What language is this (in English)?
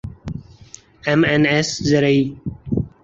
Urdu